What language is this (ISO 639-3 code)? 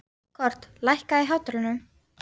isl